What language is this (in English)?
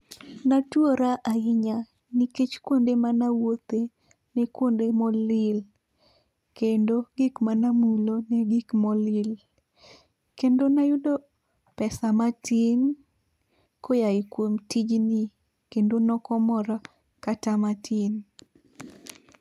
Luo (Kenya and Tanzania)